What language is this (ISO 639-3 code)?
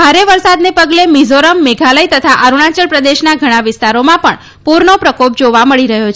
guj